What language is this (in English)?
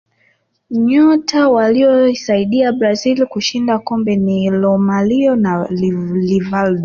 Swahili